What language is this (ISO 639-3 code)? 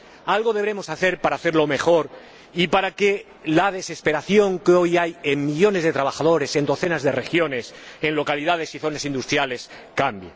spa